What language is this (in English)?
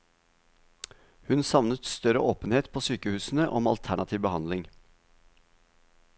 Norwegian